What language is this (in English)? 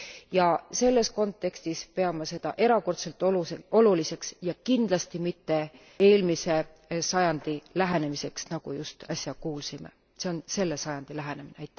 Estonian